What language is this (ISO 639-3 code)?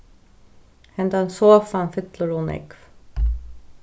fao